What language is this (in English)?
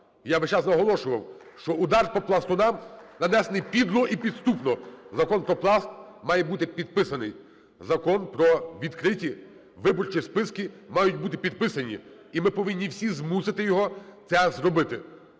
Ukrainian